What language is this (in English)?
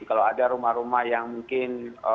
Indonesian